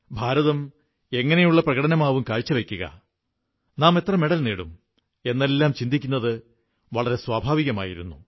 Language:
Malayalam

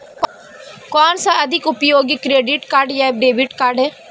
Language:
Hindi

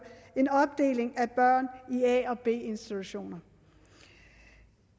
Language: Danish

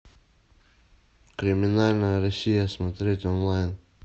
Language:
Russian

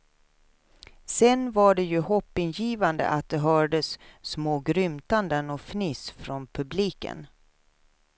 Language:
Swedish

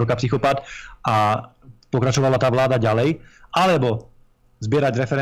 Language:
Slovak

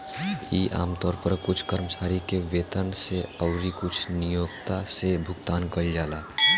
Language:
Bhojpuri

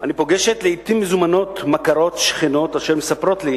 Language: Hebrew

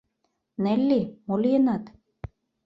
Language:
Mari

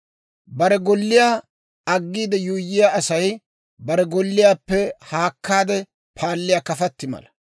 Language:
Dawro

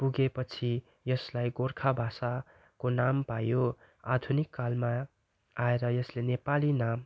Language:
Nepali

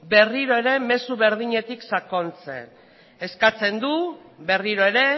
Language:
Basque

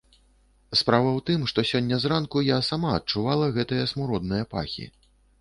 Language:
Belarusian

